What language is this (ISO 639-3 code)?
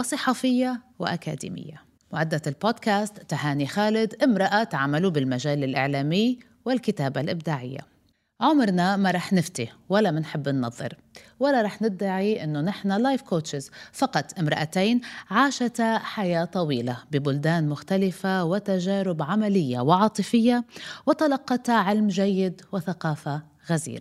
ara